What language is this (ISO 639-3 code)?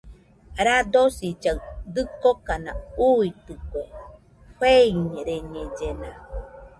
hux